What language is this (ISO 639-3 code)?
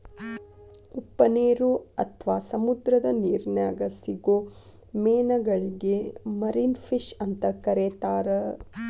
kan